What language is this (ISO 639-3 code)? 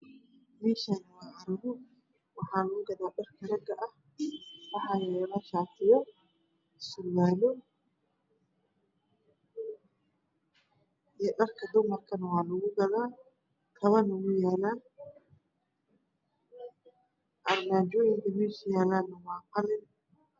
som